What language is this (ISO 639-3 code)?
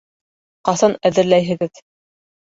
bak